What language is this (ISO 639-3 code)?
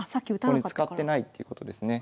jpn